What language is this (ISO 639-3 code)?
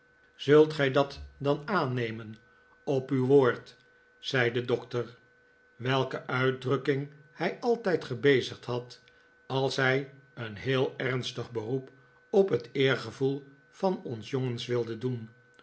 nld